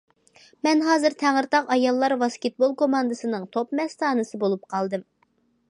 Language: Uyghur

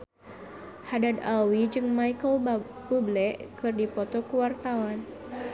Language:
Sundanese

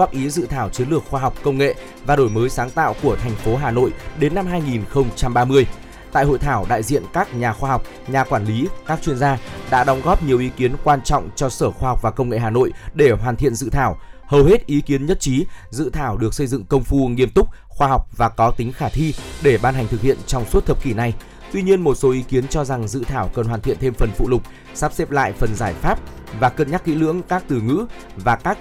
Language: Vietnamese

